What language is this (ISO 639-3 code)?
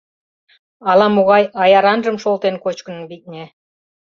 chm